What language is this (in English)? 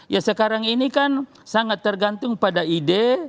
Indonesian